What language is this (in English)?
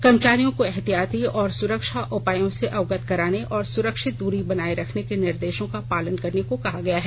Hindi